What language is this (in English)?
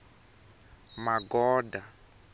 Tsonga